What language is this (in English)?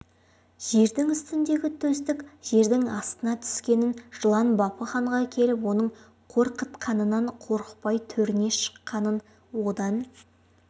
Kazakh